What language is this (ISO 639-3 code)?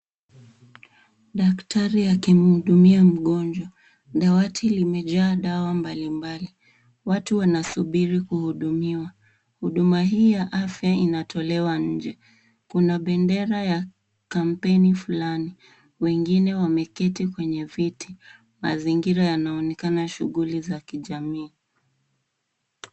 swa